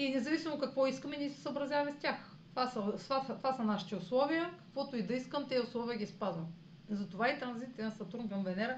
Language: Bulgarian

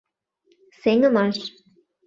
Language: Mari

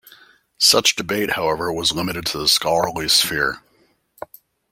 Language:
English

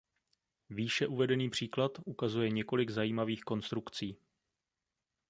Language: Czech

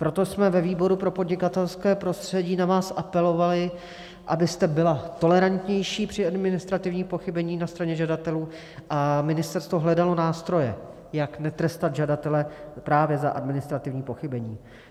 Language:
Czech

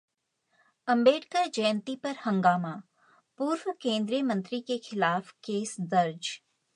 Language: Hindi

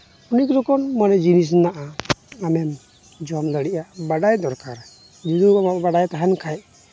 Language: Santali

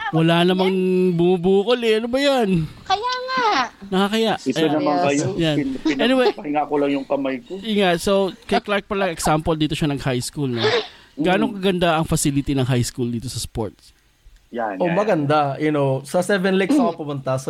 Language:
Filipino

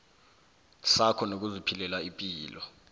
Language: South Ndebele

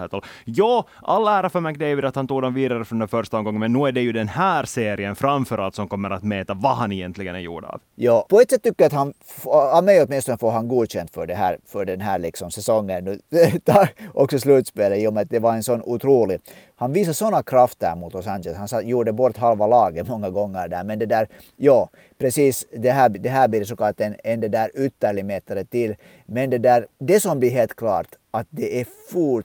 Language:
Swedish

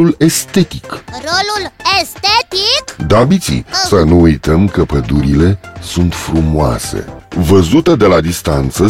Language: Romanian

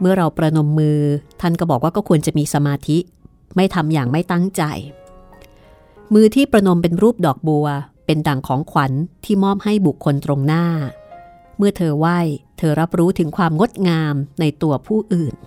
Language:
Thai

